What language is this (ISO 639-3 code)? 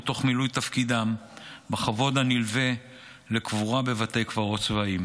heb